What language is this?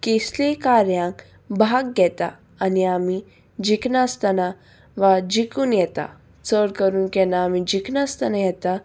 Konkani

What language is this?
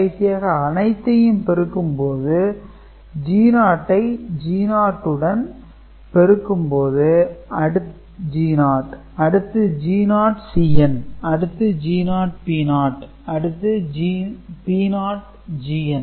Tamil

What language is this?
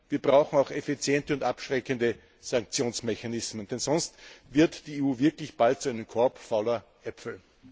German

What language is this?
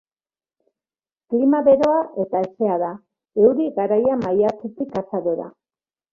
Basque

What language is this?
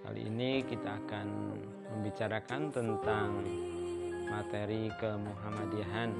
Indonesian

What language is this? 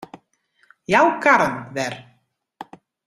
Western Frisian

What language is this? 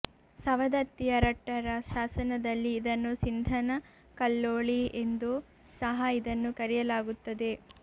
Kannada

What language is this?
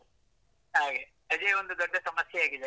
Kannada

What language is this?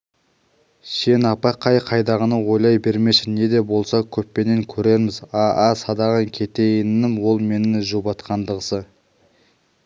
Kazakh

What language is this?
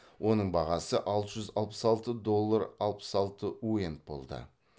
Kazakh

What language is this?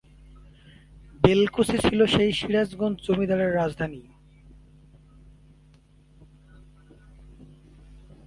Bangla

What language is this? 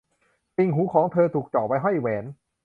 Thai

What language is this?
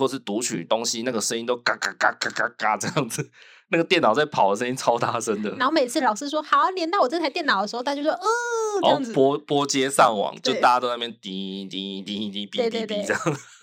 Chinese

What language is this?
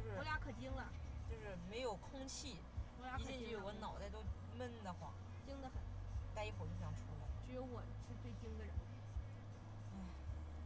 Chinese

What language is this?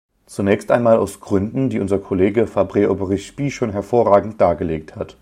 German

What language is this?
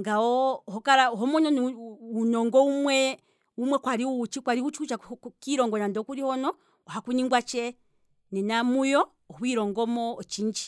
Kwambi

